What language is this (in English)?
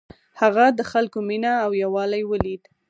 Pashto